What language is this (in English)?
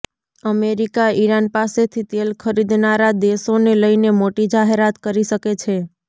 Gujarati